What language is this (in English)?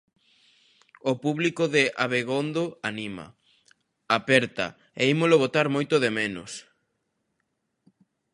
Galician